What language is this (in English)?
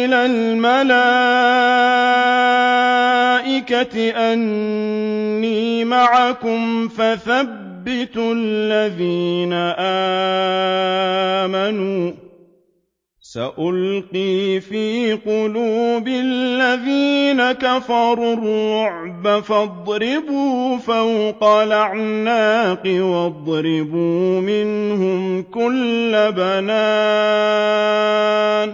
Arabic